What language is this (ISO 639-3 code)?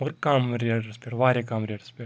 kas